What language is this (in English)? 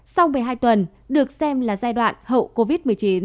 Vietnamese